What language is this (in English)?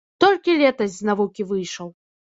Belarusian